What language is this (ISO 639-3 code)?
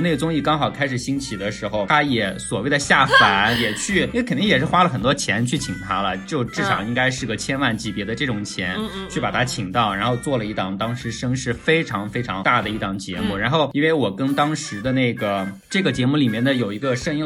zho